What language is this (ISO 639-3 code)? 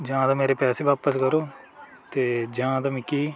doi